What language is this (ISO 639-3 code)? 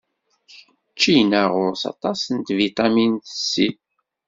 kab